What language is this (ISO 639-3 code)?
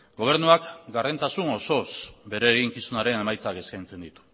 eus